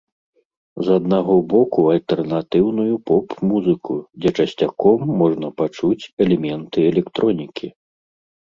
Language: Belarusian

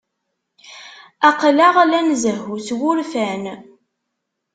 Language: Kabyle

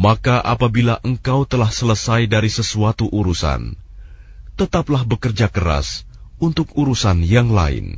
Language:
Indonesian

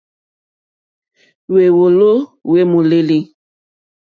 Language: Mokpwe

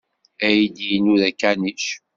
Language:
Kabyle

